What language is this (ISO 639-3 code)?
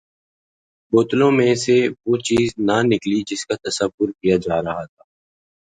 urd